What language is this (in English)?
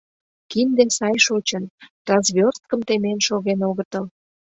Mari